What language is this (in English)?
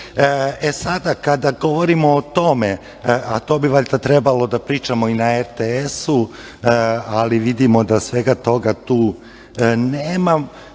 Serbian